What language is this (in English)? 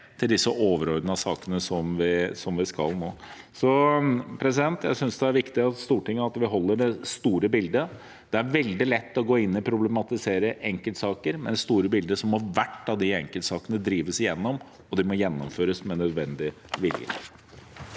Norwegian